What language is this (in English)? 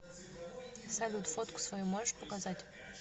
Russian